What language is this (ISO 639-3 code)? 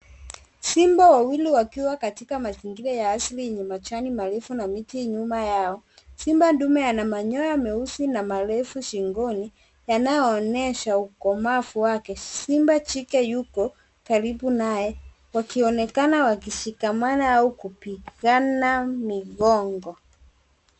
swa